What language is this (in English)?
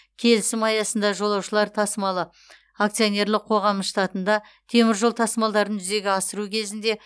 Kazakh